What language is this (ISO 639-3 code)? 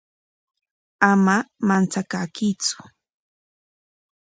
qwa